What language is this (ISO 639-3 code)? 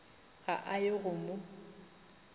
nso